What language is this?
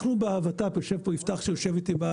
Hebrew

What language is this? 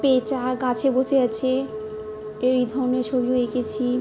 Bangla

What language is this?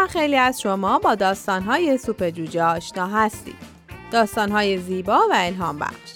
Persian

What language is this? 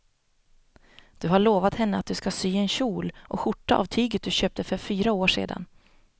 Swedish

